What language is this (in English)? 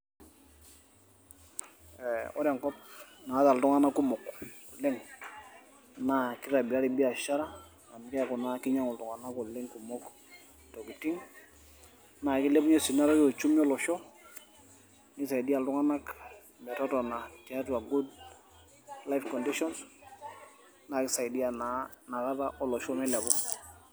Masai